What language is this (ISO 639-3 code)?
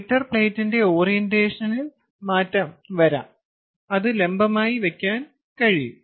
mal